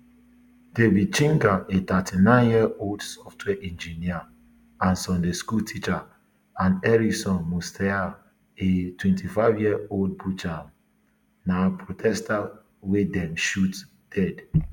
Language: Nigerian Pidgin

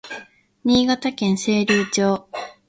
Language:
Japanese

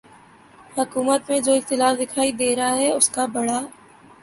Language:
Urdu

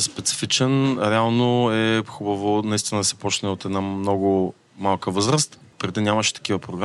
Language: Bulgarian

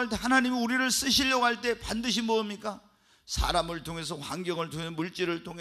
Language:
Korean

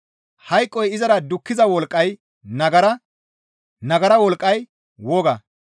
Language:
Gamo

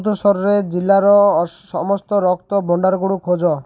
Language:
Odia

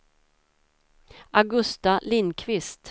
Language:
Swedish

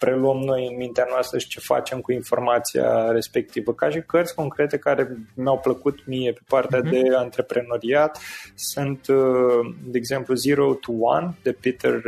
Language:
Romanian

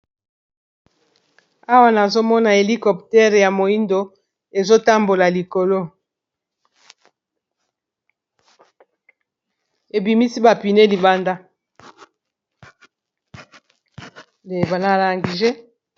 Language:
Lingala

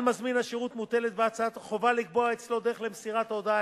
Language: Hebrew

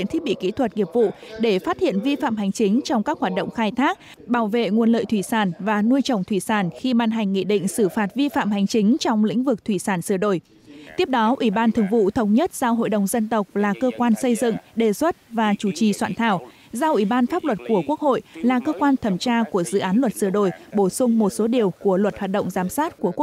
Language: Vietnamese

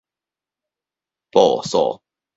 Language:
Min Nan Chinese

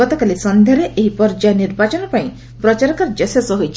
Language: Odia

